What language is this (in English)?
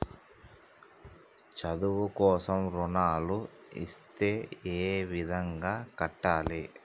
Telugu